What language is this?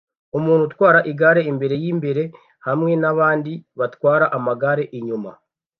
Kinyarwanda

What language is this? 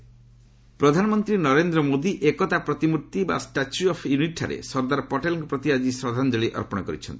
Odia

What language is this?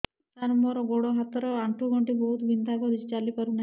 Odia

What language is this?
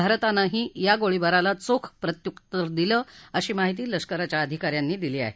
Marathi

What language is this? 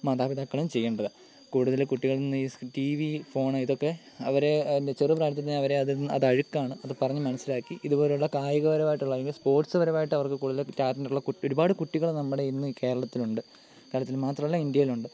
Malayalam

